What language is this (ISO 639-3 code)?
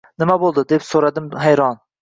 uzb